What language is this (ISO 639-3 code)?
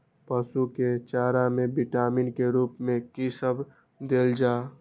mai